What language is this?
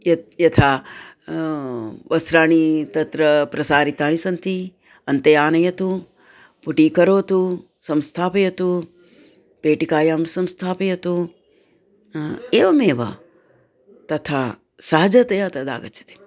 Sanskrit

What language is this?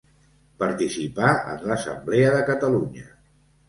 Catalan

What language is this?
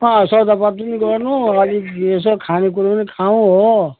Nepali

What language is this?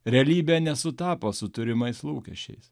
Lithuanian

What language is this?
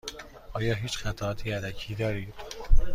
Persian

